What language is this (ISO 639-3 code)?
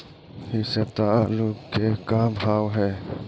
mag